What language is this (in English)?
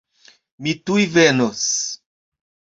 Esperanto